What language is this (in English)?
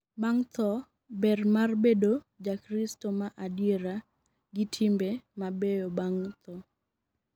Luo (Kenya and Tanzania)